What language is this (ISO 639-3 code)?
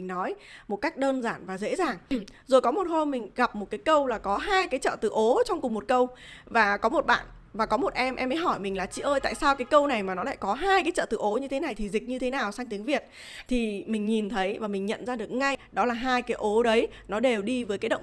vie